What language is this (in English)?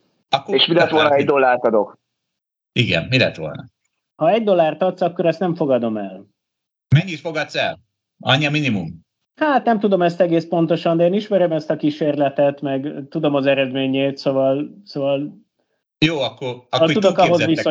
Hungarian